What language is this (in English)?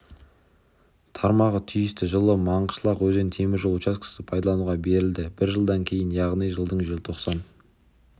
Kazakh